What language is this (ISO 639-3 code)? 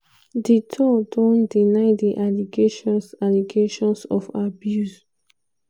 pcm